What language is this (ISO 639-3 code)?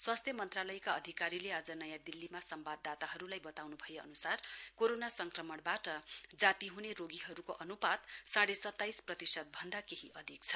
nep